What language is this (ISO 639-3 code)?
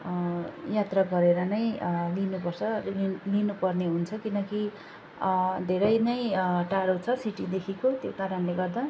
nep